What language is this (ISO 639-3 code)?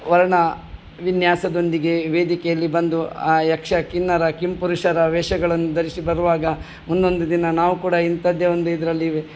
kan